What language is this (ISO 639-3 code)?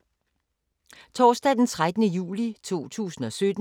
dan